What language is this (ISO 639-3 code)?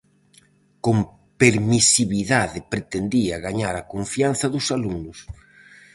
glg